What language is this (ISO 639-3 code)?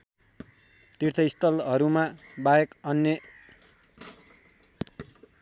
nep